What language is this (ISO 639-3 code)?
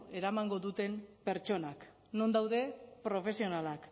eus